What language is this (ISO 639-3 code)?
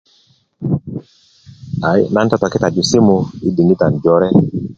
ukv